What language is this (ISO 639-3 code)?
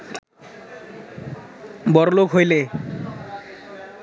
ben